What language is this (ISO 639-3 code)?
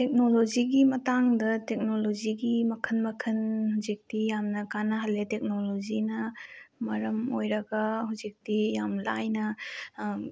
mni